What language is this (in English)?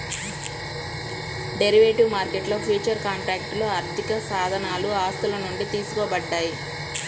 Telugu